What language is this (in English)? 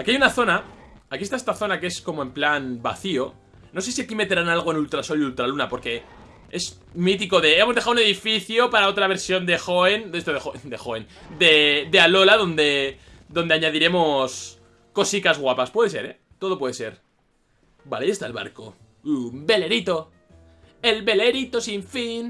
Spanish